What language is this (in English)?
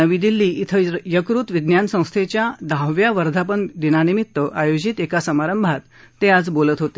Marathi